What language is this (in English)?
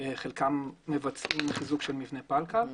Hebrew